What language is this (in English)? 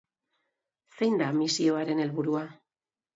Basque